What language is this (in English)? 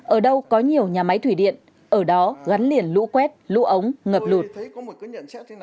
Vietnamese